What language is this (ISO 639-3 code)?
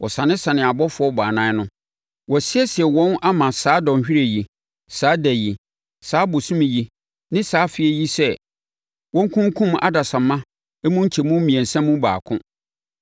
aka